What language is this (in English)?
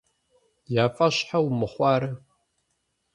Kabardian